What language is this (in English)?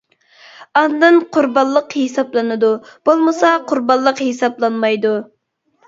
Uyghur